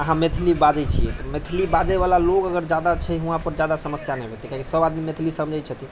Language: Maithili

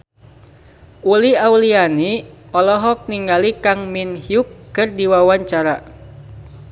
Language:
Sundanese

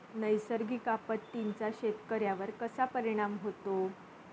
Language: Marathi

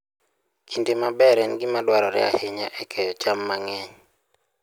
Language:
Luo (Kenya and Tanzania)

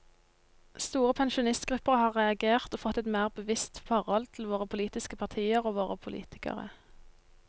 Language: Norwegian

